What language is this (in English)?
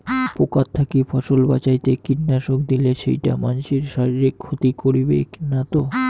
Bangla